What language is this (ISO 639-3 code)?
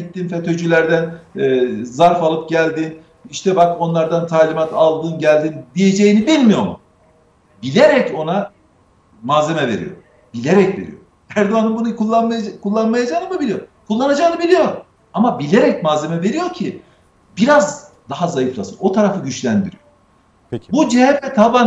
tur